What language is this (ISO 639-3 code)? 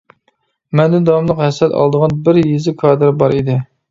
uig